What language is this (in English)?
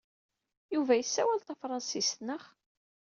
Kabyle